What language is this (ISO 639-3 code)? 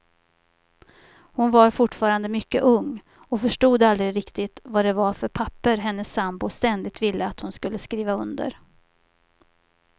swe